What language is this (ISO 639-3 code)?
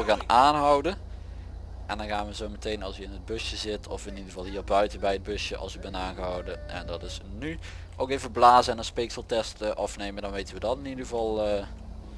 nld